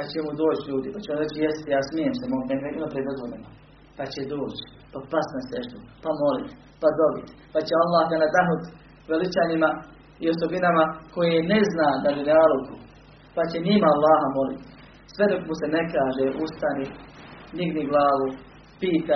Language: Croatian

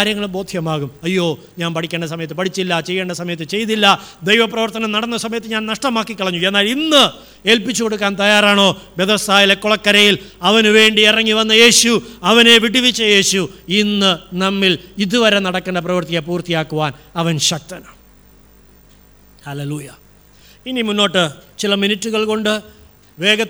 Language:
Malayalam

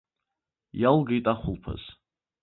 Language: Abkhazian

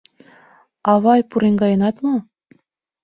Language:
Mari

